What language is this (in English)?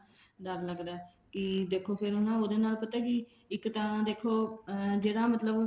Punjabi